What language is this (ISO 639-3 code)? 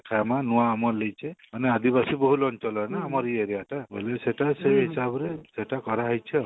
ori